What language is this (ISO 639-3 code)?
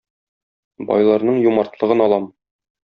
tat